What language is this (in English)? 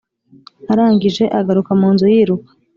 Kinyarwanda